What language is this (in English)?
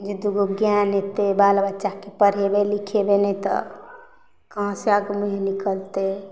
Maithili